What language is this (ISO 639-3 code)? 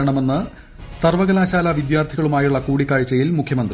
mal